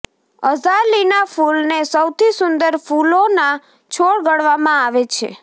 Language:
Gujarati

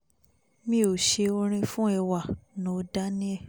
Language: Yoruba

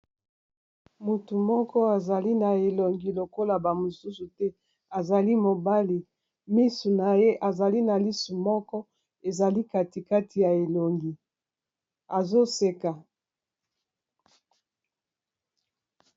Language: Lingala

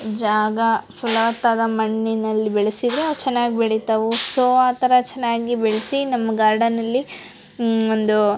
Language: Kannada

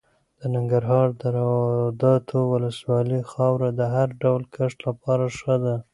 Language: Pashto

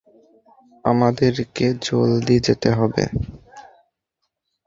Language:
Bangla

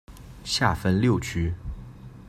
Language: Chinese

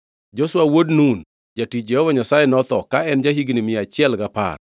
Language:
Luo (Kenya and Tanzania)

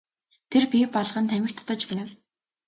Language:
Mongolian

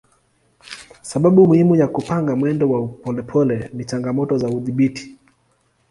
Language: Swahili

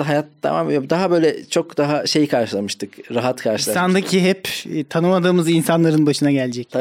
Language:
Turkish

